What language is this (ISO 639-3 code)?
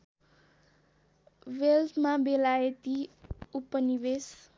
nep